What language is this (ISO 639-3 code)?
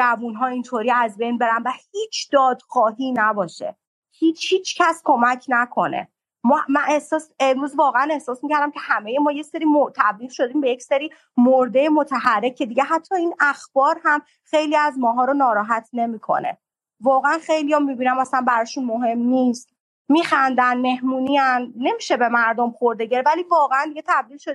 fas